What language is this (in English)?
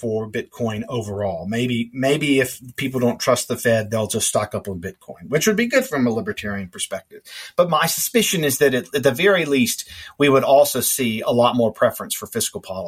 English